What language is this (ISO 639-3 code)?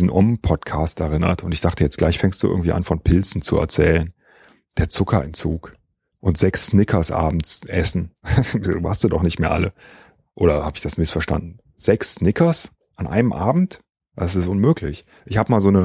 deu